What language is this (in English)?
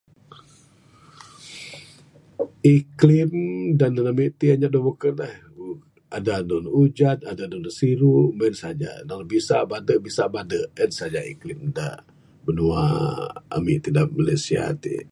Bukar-Sadung Bidayuh